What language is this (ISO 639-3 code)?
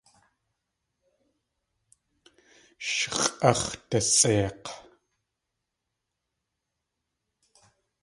tli